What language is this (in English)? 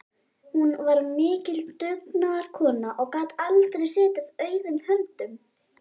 Icelandic